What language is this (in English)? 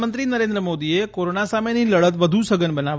Gujarati